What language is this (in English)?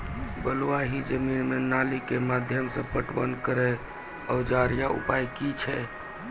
Maithili